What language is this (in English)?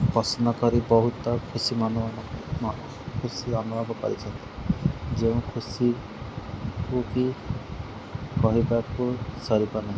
Odia